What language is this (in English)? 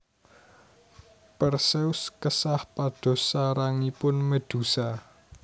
Javanese